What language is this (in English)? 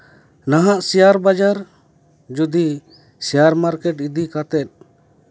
Santali